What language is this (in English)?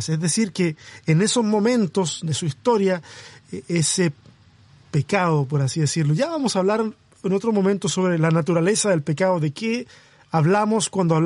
Spanish